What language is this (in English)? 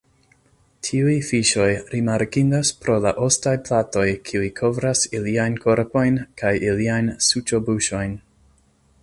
Esperanto